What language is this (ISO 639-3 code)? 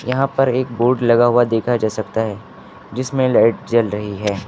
hin